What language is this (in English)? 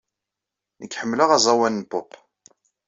Kabyle